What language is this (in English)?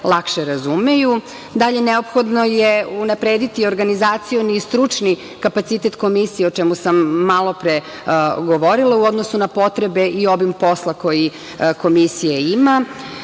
Serbian